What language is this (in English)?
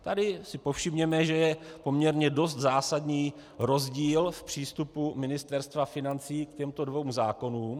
Czech